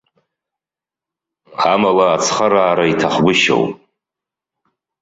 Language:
Abkhazian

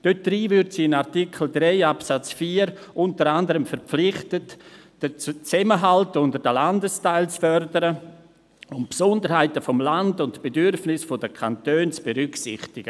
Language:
Swiss German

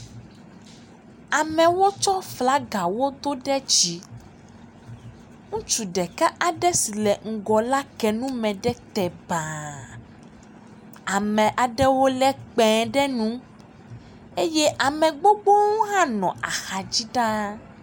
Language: Ewe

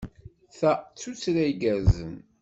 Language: Kabyle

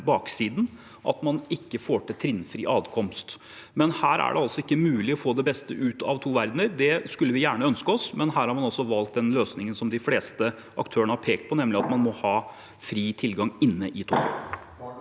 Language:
Norwegian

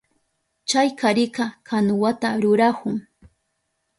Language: Southern Pastaza Quechua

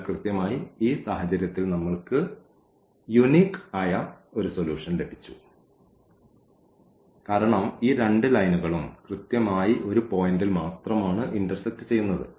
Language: Malayalam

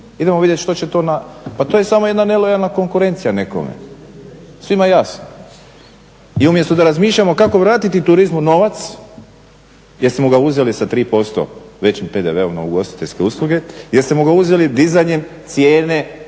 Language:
Croatian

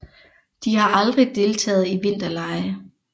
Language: Danish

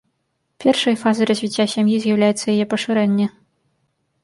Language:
Belarusian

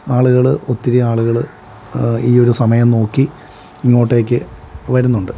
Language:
Malayalam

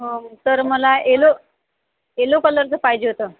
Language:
Marathi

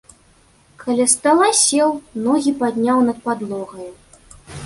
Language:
Belarusian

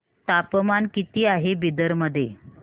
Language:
Marathi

